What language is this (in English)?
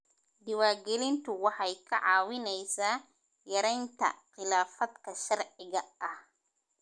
Somali